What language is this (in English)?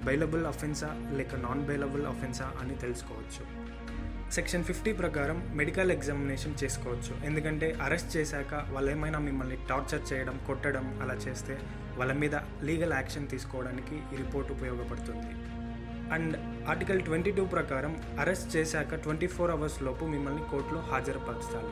Telugu